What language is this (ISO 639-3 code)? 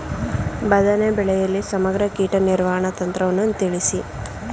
kan